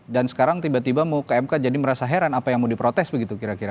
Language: Indonesian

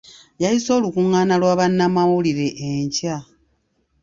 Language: Ganda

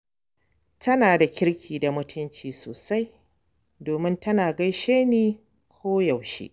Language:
Hausa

